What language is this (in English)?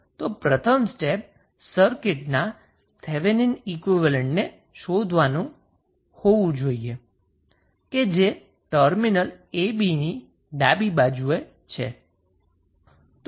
Gujarati